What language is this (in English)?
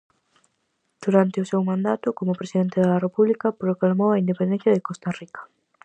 Galician